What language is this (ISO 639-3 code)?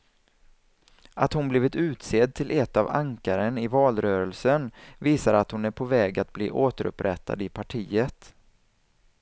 swe